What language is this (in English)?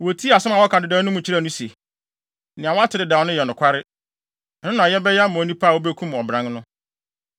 Akan